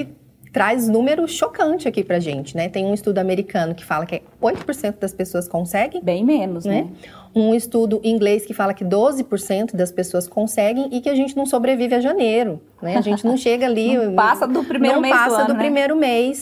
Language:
Portuguese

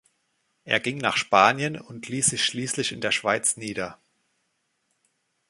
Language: German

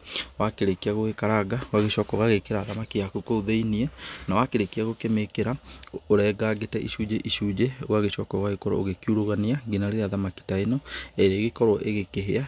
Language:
Kikuyu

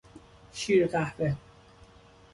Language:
Persian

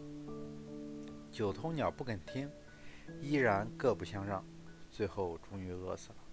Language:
Chinese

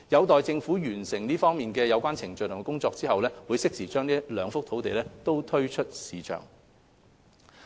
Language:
Cantonese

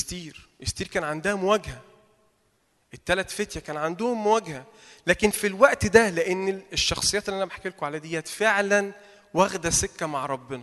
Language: Arabic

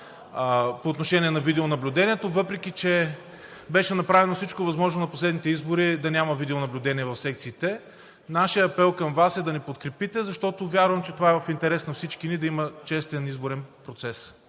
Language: Bulgarian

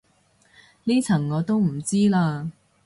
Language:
Cantonese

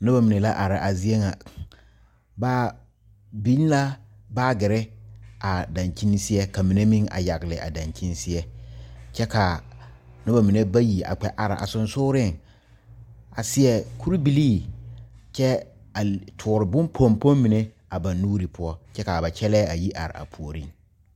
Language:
Southern Dagaare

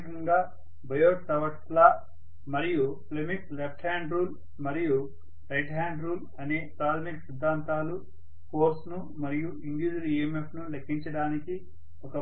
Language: Telugu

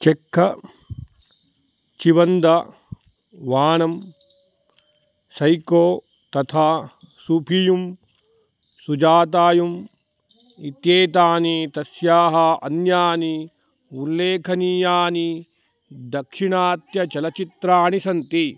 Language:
Sanskrit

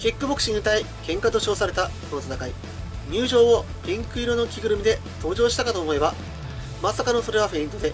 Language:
Japanese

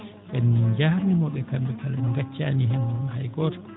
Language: Fula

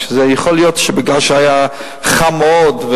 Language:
Hebrew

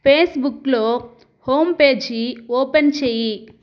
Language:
Telugu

